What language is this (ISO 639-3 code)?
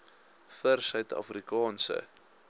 afr